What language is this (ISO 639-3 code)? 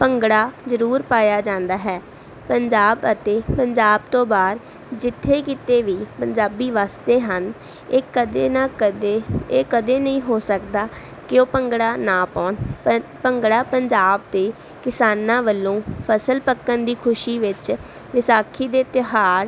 pan